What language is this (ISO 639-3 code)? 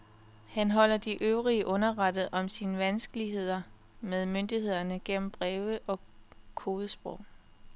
dan